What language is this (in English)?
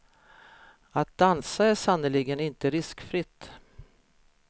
Swedish